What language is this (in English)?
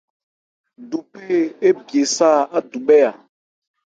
Ebrié